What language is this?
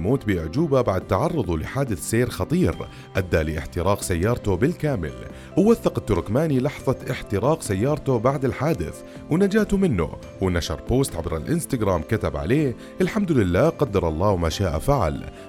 Arabic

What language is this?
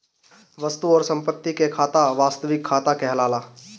Bhojpuri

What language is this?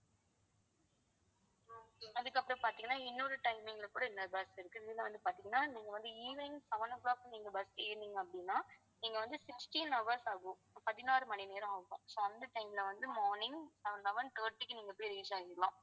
Tamil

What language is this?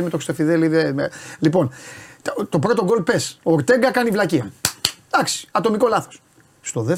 Greek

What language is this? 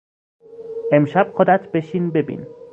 Persian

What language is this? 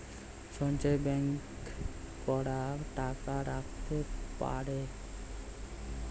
Bangla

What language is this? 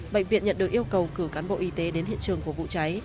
Vietnamese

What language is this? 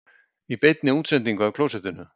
Icelandic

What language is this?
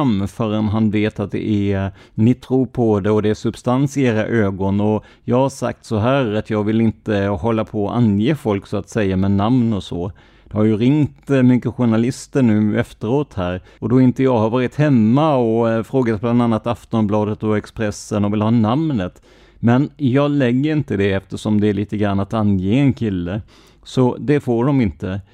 Swedish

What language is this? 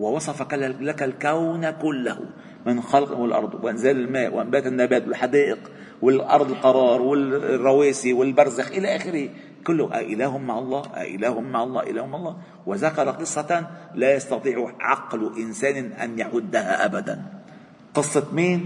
Arabic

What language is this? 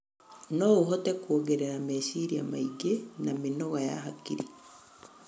Kikuyu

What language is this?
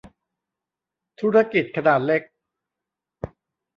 Thai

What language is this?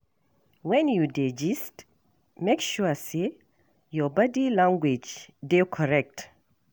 Nigerian Pidgin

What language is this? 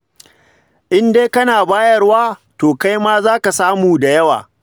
Hausa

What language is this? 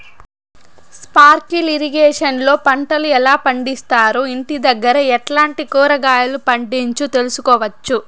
Telugu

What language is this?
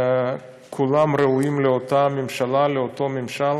Hebrew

